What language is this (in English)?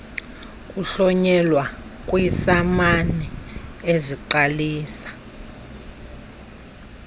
Xhosa